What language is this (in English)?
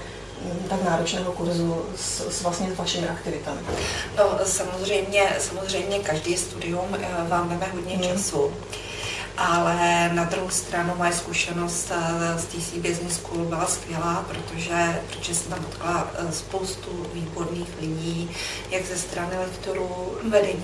Czech